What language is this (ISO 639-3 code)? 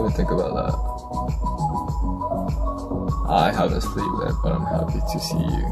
kor